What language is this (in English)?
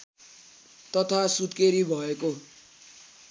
Nepali